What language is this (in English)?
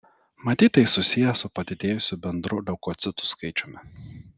Lithuanian